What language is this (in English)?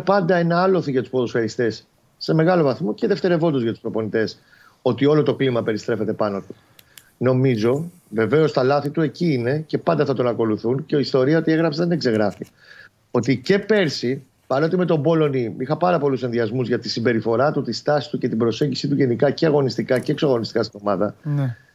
Greek